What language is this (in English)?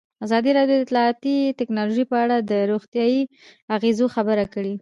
Pashto